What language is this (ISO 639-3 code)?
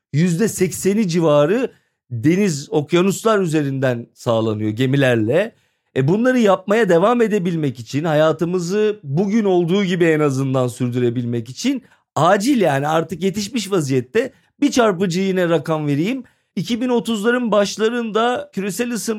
tur